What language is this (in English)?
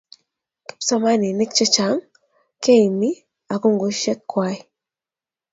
Kalenjin